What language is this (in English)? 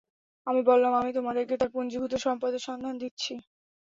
Bangla